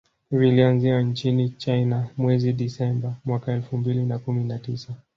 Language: Swahili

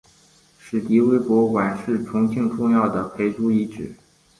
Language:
Chinese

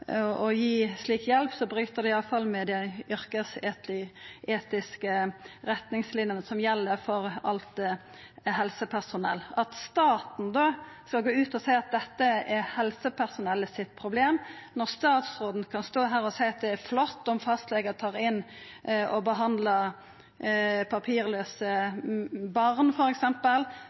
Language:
Norwegian Nynorsk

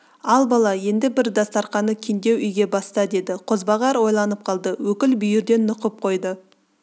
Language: Kazakh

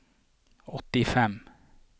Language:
Norwegian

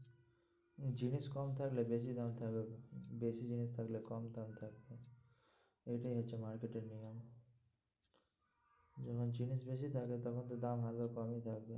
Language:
Bangla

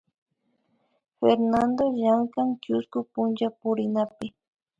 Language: Imbabura Highland Quichua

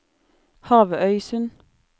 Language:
Norwegian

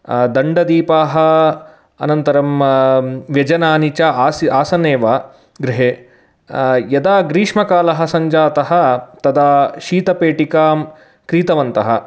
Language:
Sanskrit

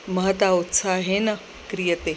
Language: Sanskrit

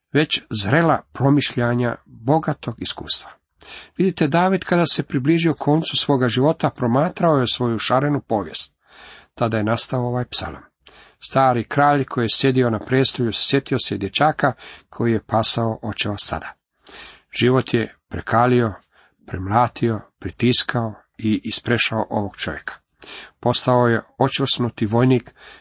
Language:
Croatian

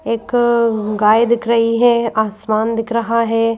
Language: Hindi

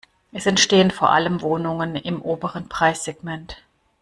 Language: German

